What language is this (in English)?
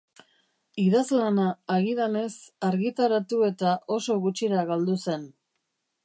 Basque